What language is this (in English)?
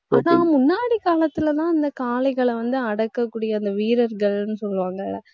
Tamil